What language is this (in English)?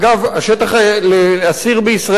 Hebrew